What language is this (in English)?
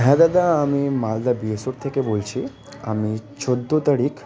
Bangla